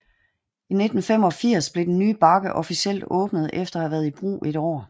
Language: Danish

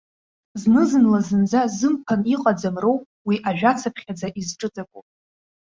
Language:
Abkhazian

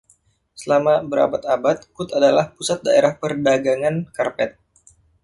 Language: Indonesian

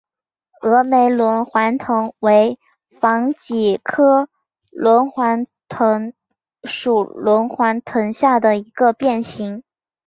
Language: Chinese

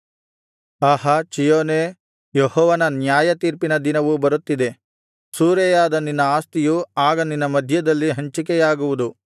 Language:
Kannada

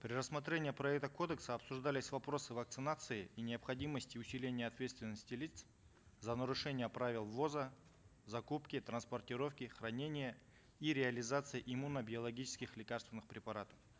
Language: Kazakh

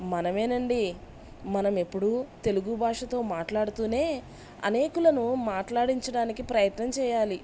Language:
Telugu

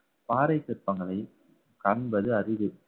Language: Tamil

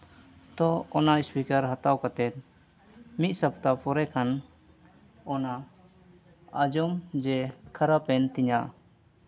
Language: Santali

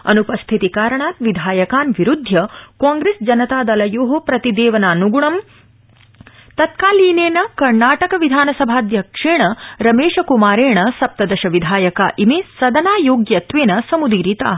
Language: Sanskrit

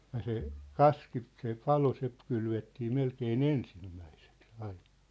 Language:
Finnish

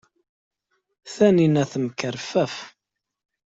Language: Kabyle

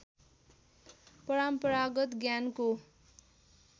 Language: Nepali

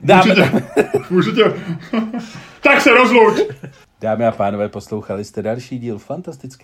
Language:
Czech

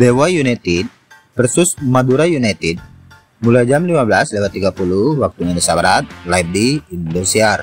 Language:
Indonesian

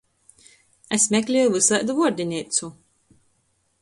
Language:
Latgalian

